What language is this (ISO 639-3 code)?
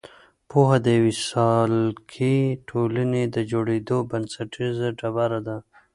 pus